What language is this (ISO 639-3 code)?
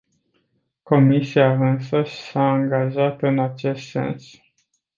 ron